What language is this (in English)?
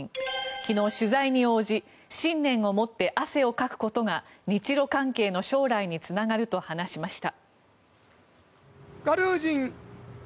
Japanese